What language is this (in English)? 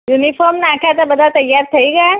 Gujarati